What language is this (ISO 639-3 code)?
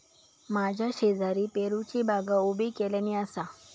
mar